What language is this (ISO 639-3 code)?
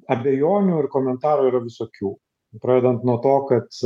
lit